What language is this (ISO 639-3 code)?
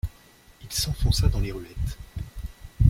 fra